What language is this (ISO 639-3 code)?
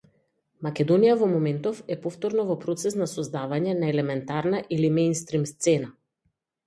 mkd